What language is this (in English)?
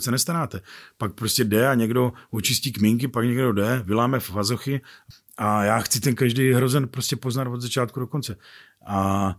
Czech